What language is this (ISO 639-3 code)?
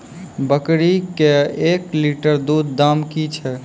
mai